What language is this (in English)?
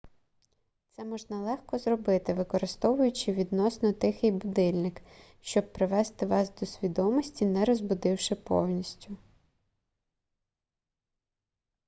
Ukrainian